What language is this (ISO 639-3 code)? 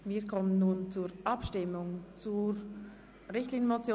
gsw